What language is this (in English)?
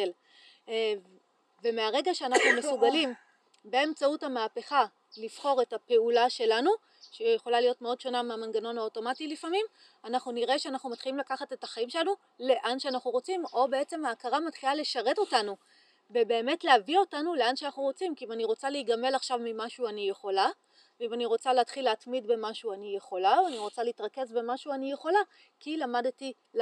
Hebrew